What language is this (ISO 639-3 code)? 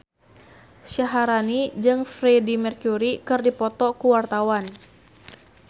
sun